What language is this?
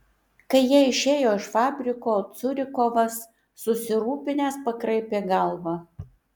Lithuanian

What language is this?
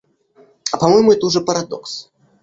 Russian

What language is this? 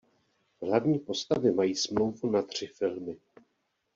Czech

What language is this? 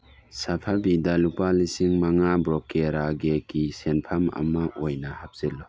Manipuri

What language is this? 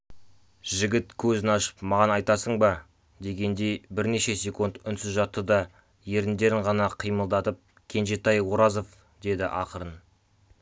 Kazakh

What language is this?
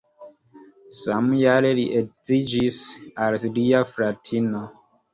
Esperanto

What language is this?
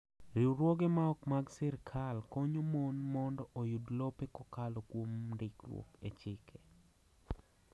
Luo (Kenya and Tanzania)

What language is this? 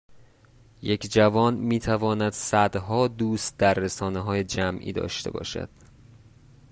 Persian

